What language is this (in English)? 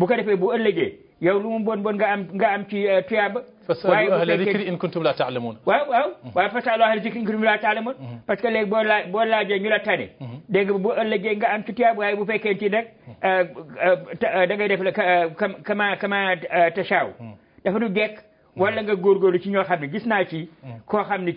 Turkish